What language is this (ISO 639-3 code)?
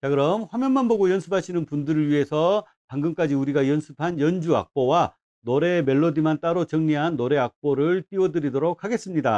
kor